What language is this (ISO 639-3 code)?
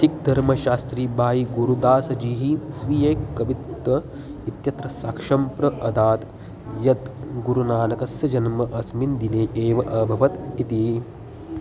san